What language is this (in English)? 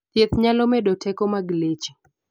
Luo (Kenya and Tanzania)